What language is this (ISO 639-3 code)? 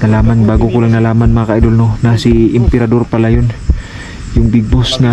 fil